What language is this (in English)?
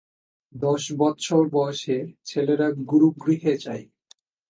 Bangla